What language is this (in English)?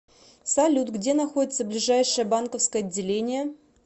Russian